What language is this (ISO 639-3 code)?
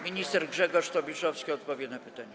pol